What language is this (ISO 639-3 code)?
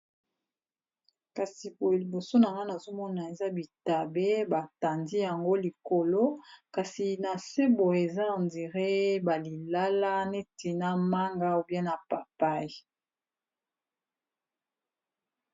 lin